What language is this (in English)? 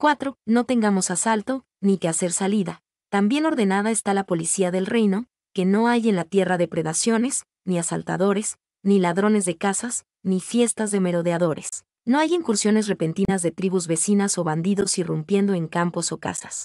Spanish